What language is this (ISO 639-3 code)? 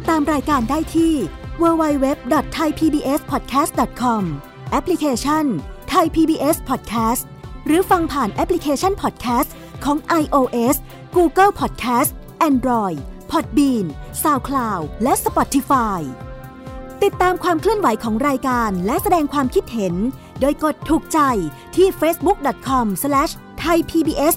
tha